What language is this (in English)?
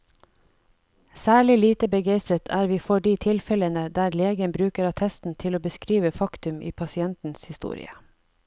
Norwegian